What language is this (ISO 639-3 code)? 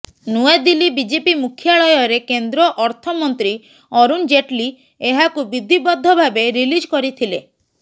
ori